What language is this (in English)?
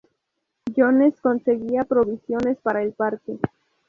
Spanish